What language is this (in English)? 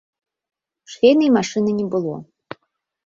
Belarusian